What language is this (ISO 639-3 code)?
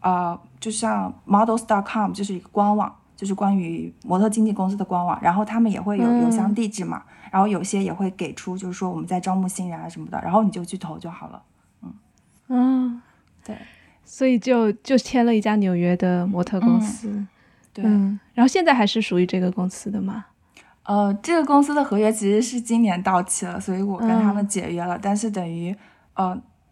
zho